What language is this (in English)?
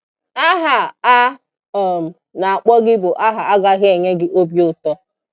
Igbo